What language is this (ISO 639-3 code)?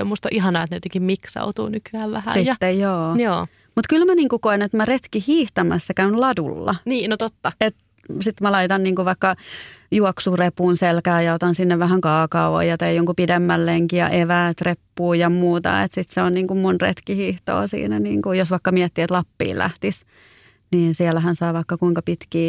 fin